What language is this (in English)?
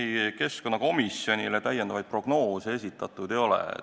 Estonian